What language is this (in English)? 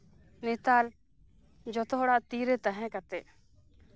Santali